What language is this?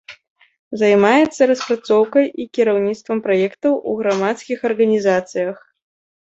Belarusian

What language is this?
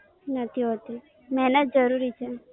Gujarati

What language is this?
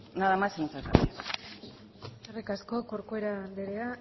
Basque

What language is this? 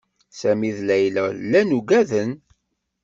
Kabyle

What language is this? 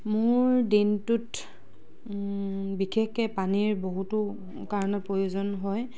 Assamese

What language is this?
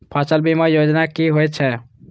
Maithili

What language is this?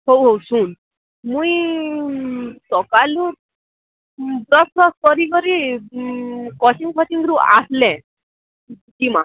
Odia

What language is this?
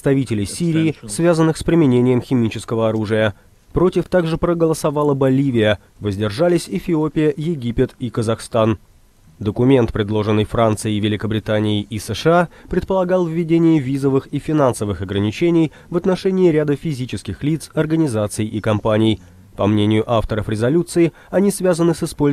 Russian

